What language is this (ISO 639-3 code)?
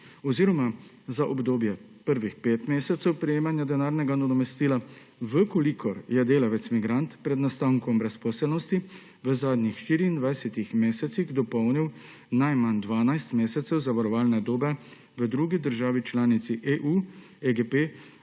slv